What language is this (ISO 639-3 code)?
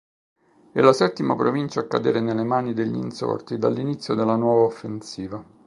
ita